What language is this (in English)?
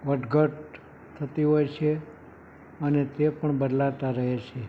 Gujarati